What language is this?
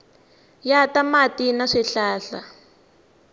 Tsonga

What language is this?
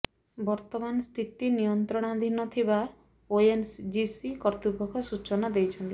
Odia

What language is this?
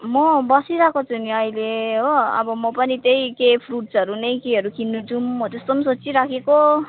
Nepali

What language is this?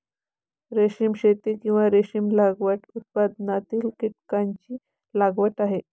Marathi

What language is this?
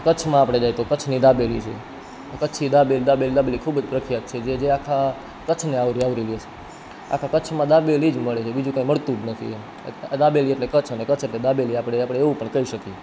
Gujarati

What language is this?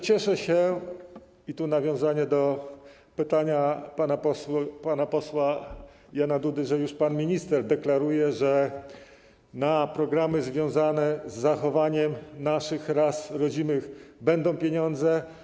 Polish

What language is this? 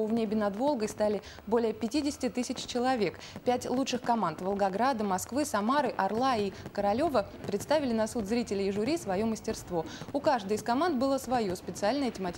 Russian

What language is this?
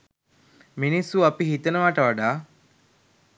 Sinhala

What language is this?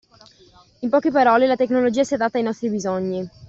Italian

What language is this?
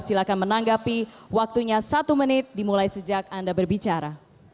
Indonesian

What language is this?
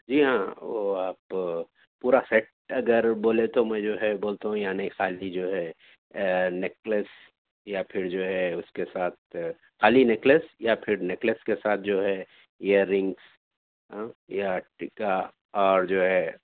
Urdu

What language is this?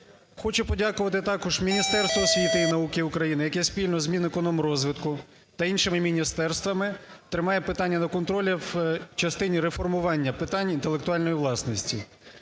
Ukrainian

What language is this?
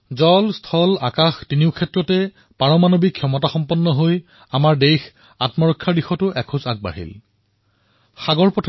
Assamese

